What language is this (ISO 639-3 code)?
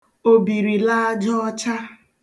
ibo